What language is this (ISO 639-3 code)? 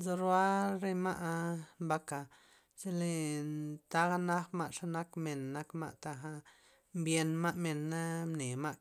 ztp